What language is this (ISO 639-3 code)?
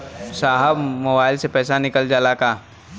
bho